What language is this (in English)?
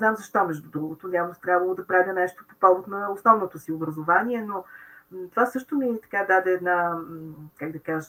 Bulgarian